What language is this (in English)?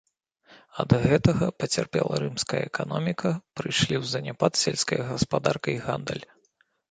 Belarusian